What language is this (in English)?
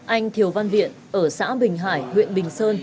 Vietnamese